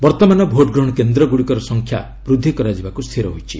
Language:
Odia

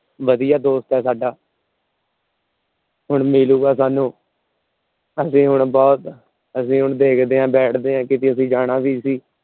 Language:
Punjabi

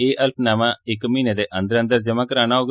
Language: Dogri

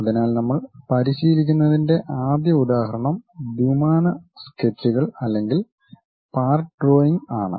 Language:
Malayalam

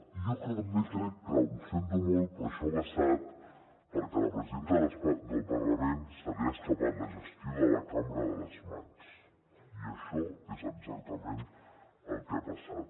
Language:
Catalan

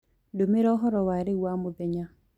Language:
Kikuyu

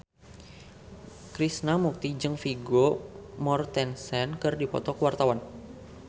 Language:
Sundanese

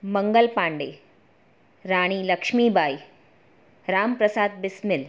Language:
Gujarati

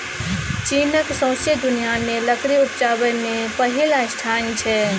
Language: Maithili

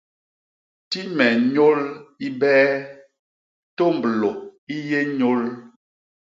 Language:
Basaa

